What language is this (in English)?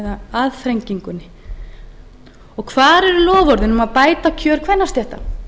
Icelandic